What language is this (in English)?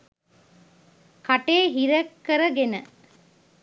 Sinhala